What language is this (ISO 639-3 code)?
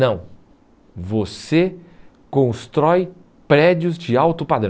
por